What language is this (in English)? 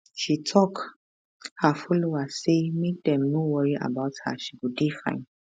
Nigerian Pidgin